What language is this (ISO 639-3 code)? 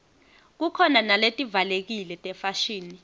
ssw